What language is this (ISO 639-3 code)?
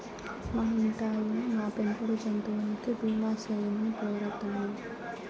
tel